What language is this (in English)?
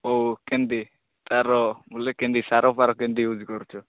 Odia